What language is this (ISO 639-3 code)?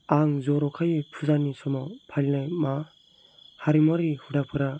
brx